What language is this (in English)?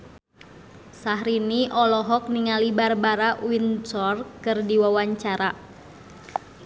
Sundanese